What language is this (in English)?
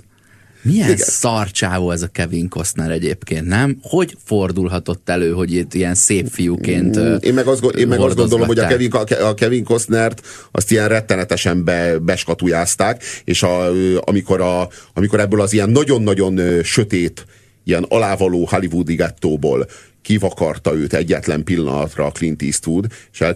Hungarian